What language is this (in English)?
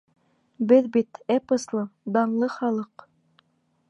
Bashkir